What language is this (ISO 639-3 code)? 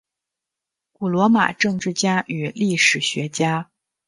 zho